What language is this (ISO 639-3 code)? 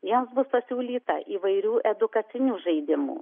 lit